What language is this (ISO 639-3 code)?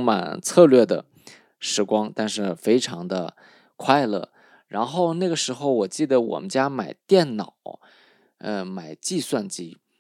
zho